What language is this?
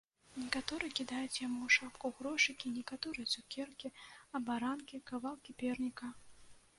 Belarusian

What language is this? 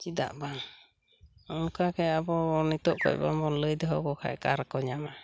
Santali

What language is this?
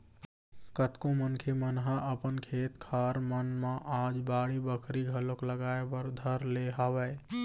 Chhattisgarhi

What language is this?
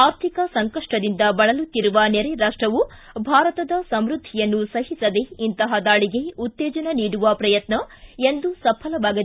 Kannada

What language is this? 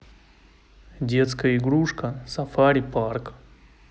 Russian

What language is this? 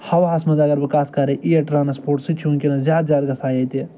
Kashmiri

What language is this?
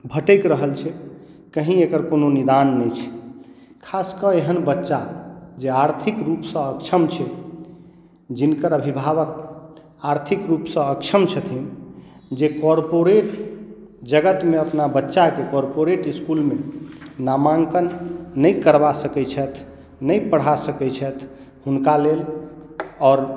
Maithili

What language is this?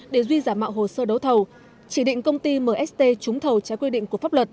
Vietnamese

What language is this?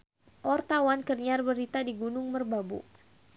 Sundanese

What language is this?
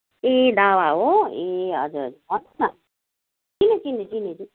Nepali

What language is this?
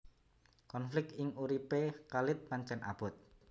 Javanese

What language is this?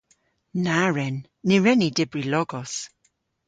Cornish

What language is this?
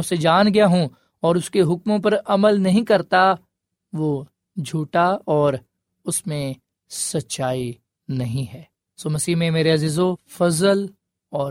Urdu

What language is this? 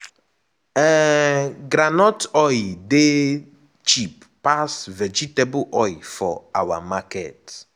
Nigerian Pidgin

